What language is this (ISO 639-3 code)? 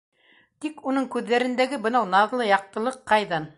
bak